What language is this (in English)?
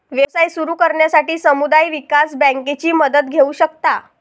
Marathi